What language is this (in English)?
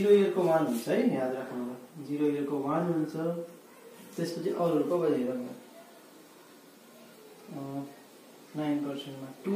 Hindi